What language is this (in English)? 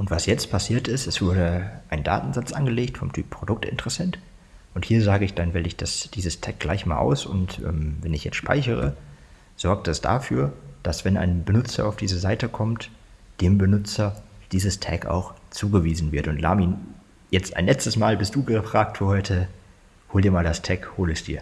German